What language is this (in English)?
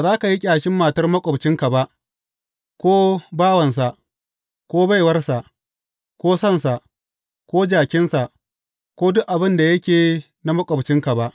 Hausa